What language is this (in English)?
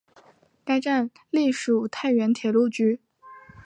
Chinese